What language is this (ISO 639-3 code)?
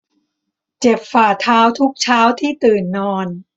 tha